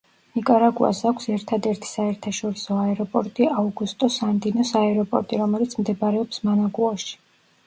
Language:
Georgian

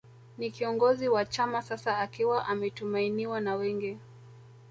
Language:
Swahili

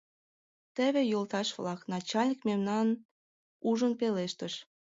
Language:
Mari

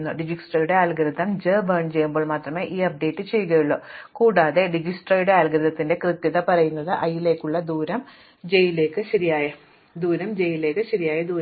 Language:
Malayalam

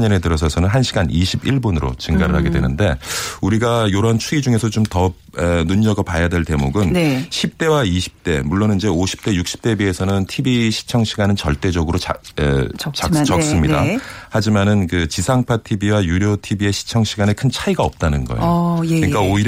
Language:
Korean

